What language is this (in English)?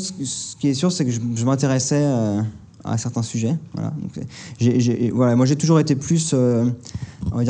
French